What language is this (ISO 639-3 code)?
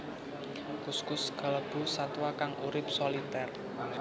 jav